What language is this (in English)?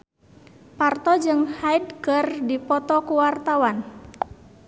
Sundanese